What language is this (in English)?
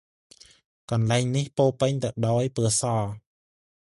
Khmer